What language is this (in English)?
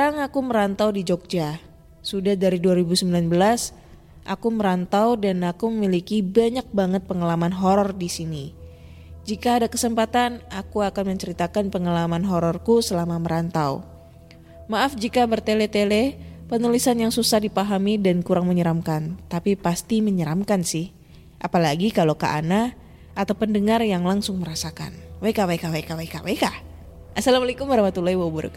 Indonesian